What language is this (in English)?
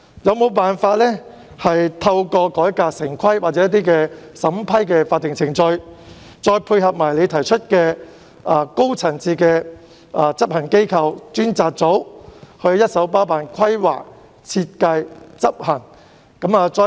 Cantonese